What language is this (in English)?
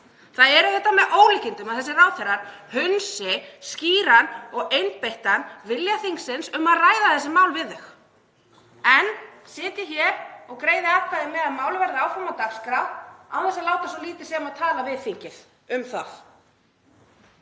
Icelandic